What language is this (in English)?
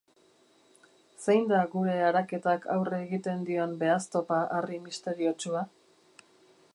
Basque